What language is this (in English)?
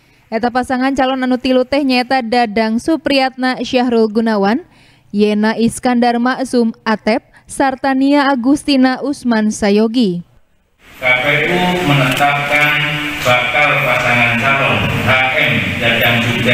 Indonesian